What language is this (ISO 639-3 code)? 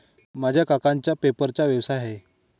mar